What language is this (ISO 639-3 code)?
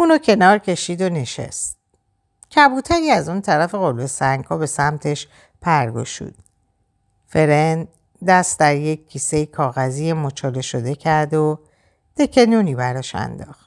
fas